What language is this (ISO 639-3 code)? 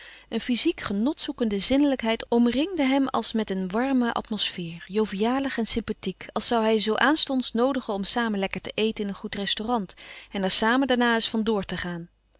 nld